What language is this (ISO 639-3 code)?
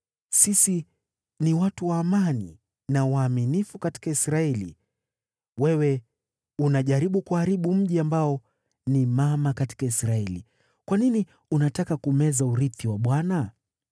swa